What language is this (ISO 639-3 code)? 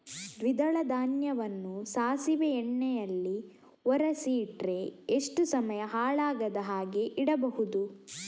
kan